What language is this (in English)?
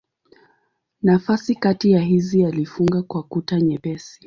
Swahili